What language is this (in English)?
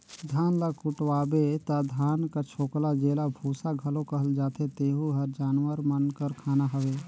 Chhattisgarhi